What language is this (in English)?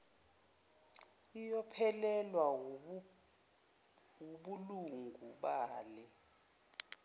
Zulu